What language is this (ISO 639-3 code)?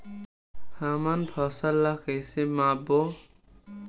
hne